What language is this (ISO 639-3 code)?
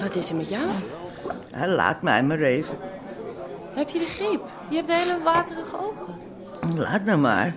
nld